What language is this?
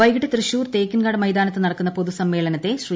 Malayalam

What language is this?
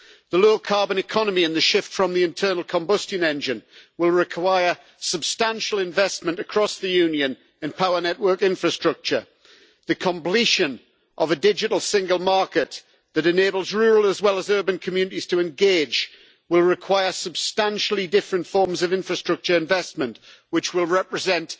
English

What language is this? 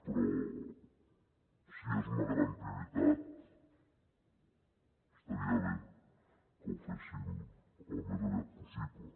Catalan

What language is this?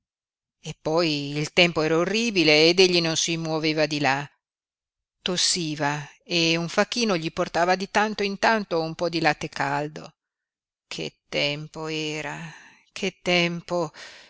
Italian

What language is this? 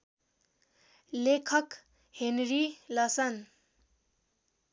Nepali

